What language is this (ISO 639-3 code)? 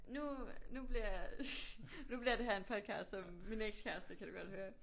dan